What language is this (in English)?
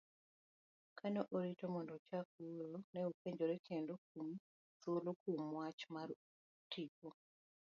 Luo (Kenya and Tanzania)